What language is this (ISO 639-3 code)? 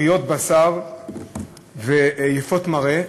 heb